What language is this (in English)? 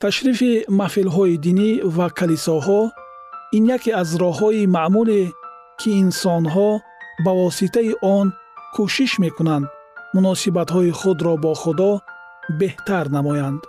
Persian